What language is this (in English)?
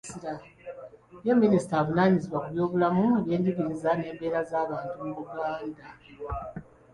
Ganda